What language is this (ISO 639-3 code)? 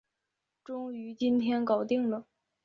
zho